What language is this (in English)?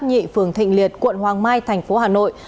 Vietnamese